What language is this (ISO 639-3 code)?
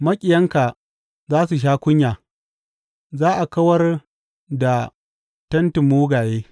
hau